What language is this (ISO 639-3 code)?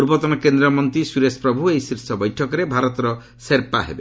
ori